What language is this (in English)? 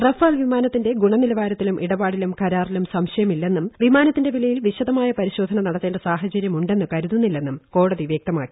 Malayalam